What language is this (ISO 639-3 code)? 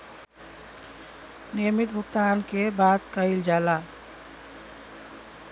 bho